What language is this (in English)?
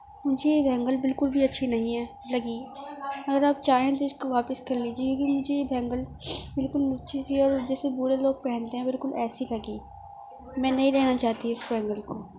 Urdu